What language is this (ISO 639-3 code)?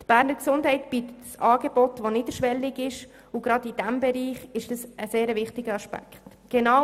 gsw